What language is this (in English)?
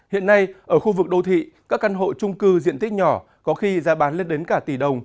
Vietnamese